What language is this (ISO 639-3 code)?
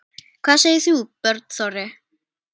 isl